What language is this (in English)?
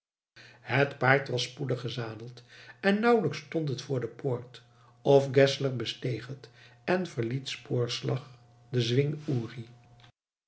Dutch